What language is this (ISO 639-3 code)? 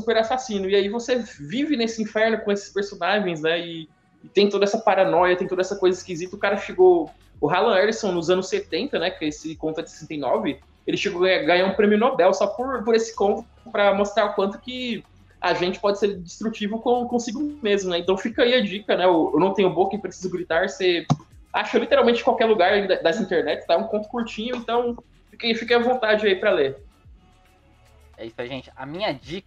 por